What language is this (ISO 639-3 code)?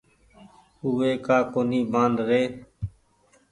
gig